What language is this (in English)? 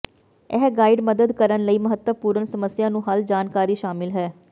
Punjabi